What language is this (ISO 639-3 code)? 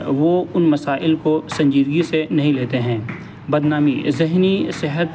urd